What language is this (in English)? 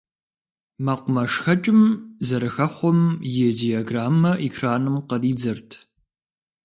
Kabardian